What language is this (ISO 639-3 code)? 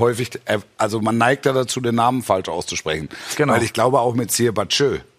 deu